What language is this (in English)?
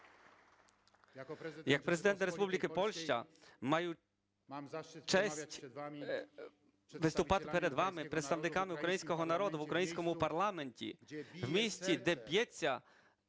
Ukrainian